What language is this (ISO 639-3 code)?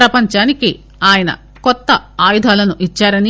tel